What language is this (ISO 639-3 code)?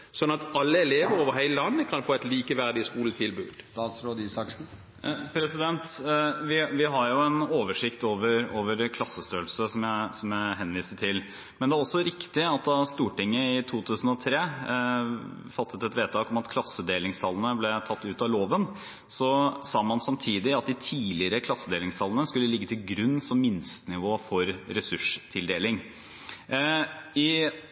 nob